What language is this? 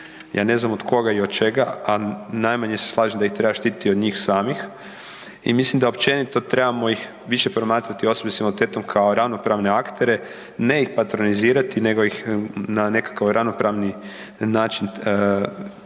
Croatian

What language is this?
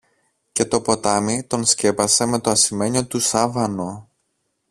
Greek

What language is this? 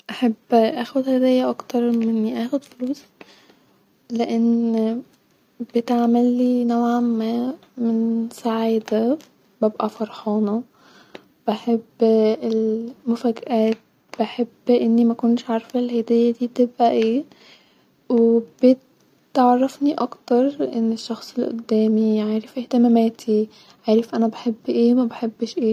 Egyptian Arabic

